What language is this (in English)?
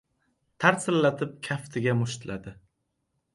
Uzbek